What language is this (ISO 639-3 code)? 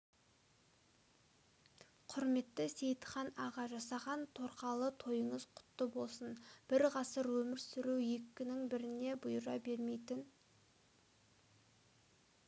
kaz